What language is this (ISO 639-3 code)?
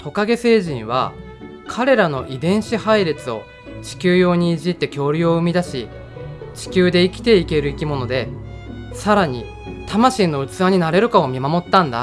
jpn